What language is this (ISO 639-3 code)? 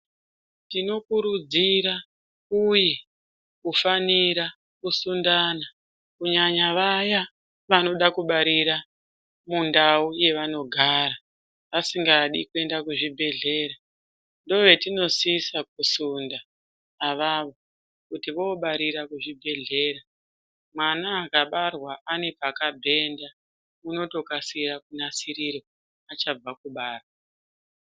ndc